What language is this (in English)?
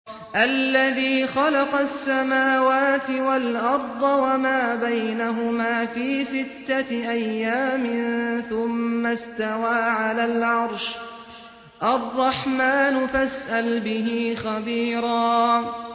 Arabic